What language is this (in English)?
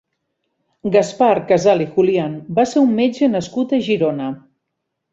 Catalan